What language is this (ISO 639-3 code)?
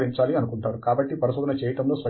tel